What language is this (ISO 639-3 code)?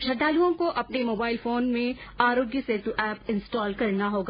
hin